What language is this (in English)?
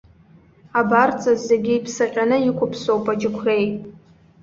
Abkhazian